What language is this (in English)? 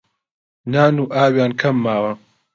Central Kurdish